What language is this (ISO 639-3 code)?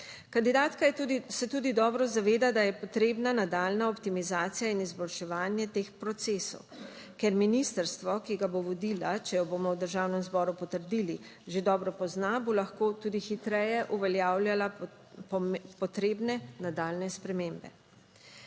slv